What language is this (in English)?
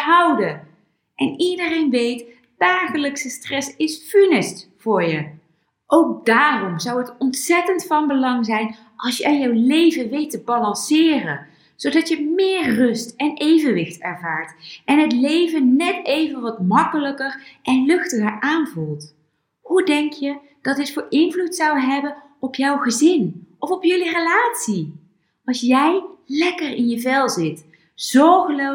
Dutch